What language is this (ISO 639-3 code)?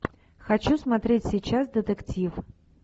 rus